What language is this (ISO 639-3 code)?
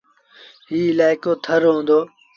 sbn